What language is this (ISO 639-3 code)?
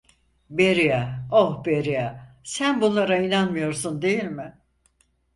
tur